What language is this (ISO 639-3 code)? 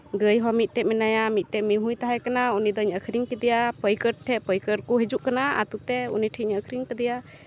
sat